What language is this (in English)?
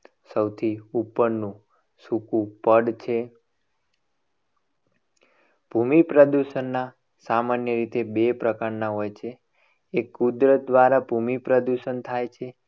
Gujarati